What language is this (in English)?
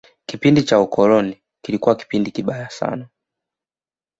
Swahili